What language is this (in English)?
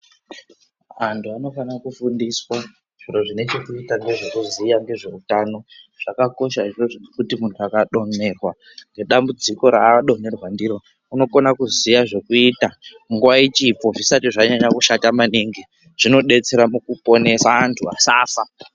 Ndau